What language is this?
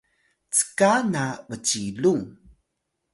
Atayal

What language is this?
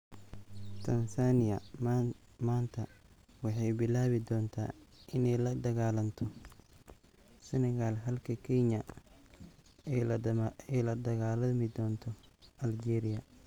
Somali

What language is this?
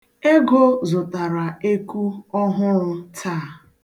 Igbo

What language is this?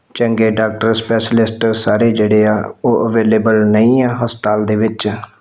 Punjabi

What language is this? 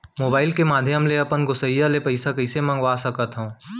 Chhattisgarhi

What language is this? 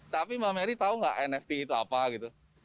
Indonesian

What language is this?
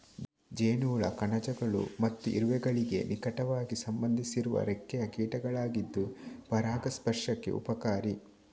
Kannada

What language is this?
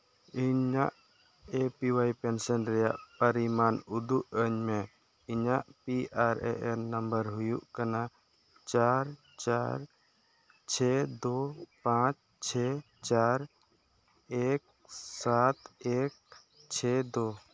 Santali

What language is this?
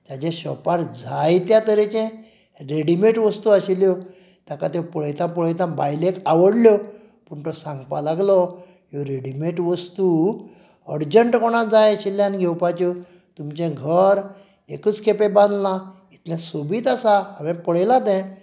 Konkani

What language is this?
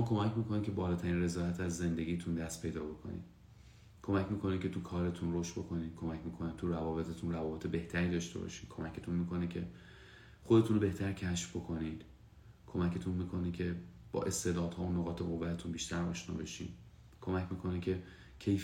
Persian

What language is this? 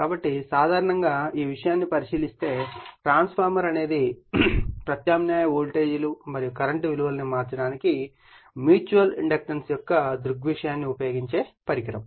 Telugu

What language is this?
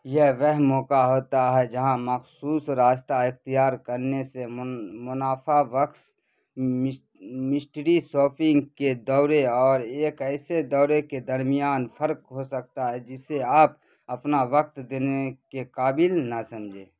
Urdu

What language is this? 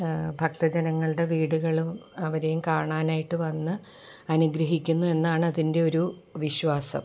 Malayalam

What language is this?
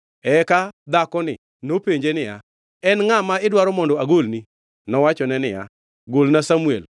Luo (Kenya and Tanzania)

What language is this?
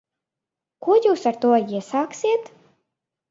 Latvian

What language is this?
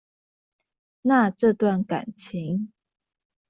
Chinese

